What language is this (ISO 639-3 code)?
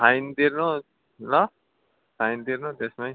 nep